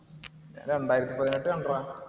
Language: Malayalam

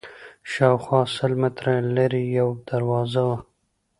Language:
Pashto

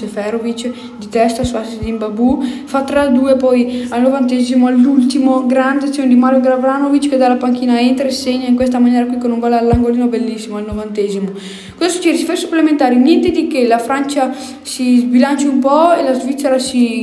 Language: Italian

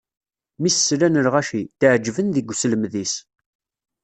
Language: Kabyle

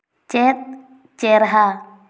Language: Santali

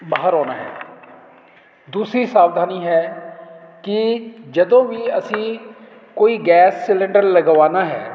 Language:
Punjabi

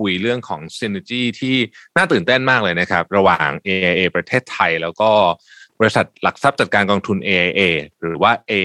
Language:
Thai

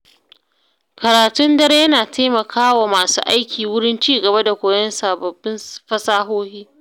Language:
Hausa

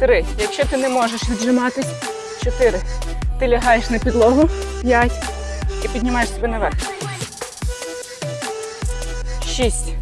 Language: Ukrainian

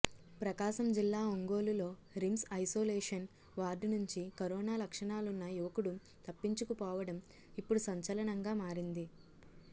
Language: Telugu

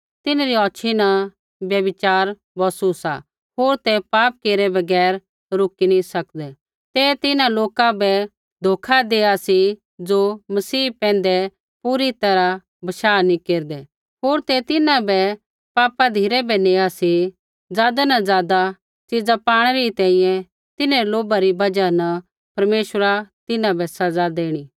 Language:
Kullu Pahari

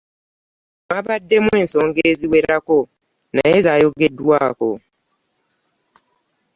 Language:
Ganda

